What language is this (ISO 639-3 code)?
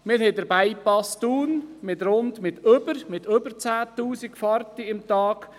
gsw